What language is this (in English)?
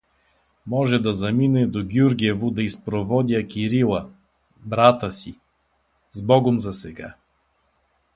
Bulgarian